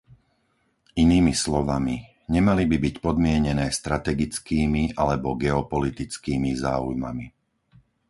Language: Slovak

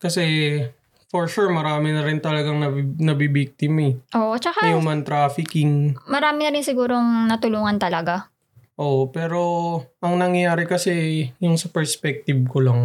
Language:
Filipino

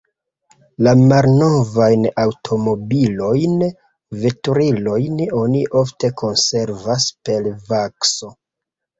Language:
Esperanto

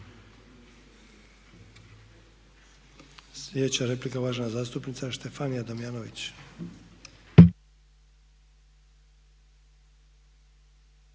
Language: Croatian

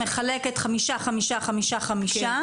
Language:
Hebrew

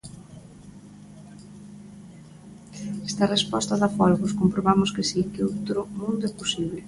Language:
Galician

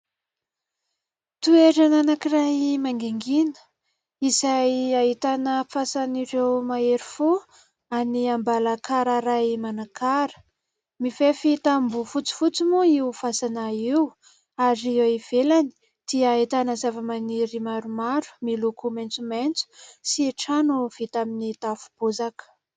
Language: Malagasy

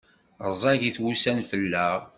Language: Kabyle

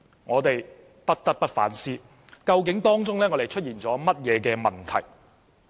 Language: Cantonese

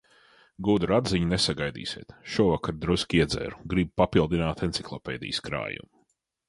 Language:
Latvian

